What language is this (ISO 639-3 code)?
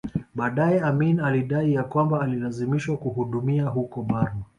swa